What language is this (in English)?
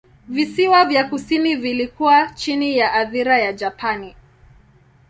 Swahili